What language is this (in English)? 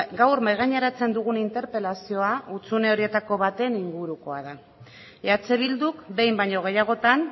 Basque